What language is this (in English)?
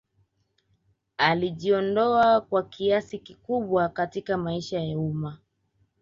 Swahili